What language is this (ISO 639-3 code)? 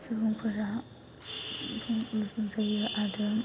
brx